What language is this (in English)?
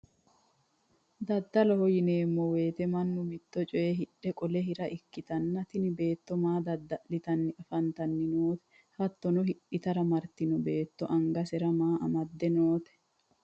Sidamo